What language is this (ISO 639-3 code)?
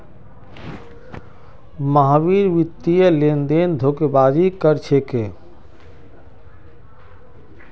mag